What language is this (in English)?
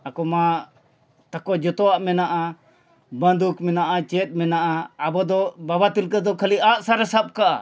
Santali